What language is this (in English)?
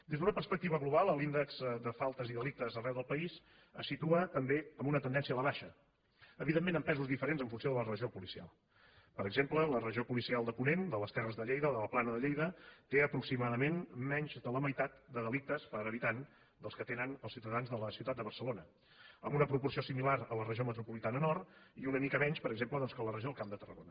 Catalan